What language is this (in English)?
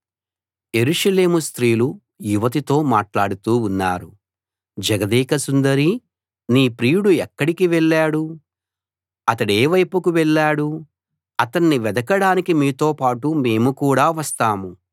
Telugu